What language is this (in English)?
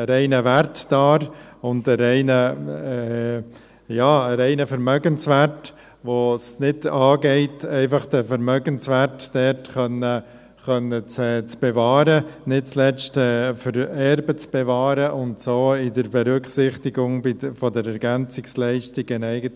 Swiss German